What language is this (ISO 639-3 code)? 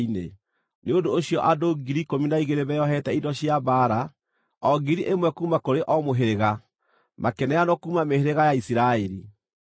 kik